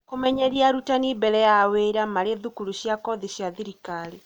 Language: Kikuyu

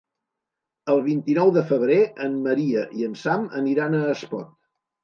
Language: Catalan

